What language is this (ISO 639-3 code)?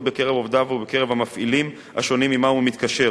heb